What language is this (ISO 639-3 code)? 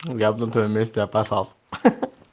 rus